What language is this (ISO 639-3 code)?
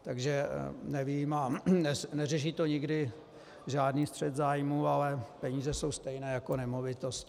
ces